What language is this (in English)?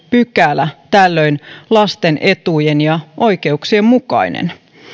Finnish